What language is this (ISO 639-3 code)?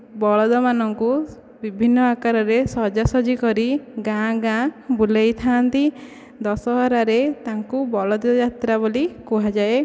ori